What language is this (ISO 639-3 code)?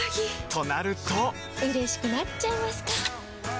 jpn